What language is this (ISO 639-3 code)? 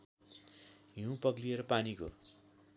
nep